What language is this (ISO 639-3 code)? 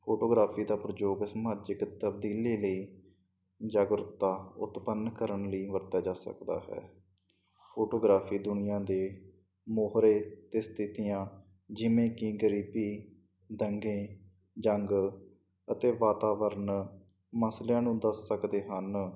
pan